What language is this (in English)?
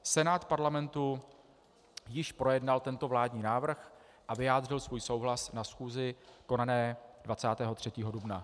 Czech